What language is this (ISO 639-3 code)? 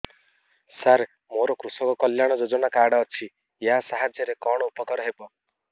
ori